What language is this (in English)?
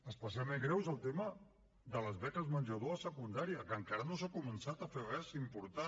Catalan